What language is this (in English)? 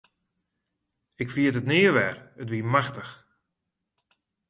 Western Frisian